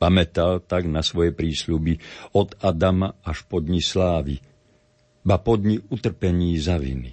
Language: Slovak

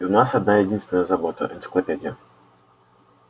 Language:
Russian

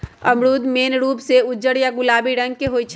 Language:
Magahi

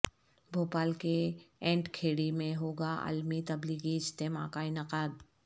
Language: Urdu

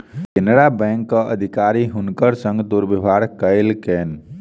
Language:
Maithili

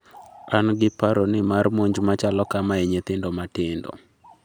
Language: Luo (Kenya and Tanzania)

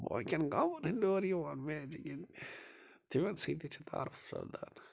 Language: Kashmiri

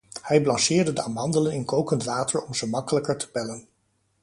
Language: Dutch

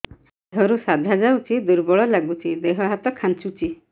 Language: Odia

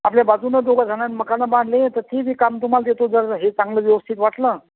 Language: Marathi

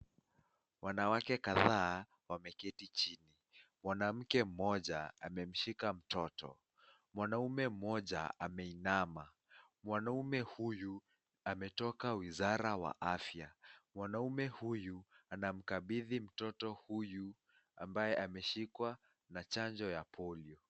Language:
Swahili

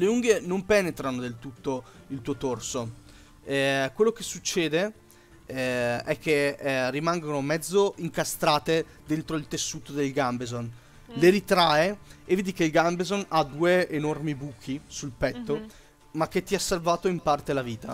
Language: Italian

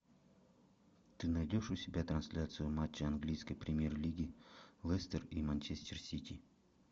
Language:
Russian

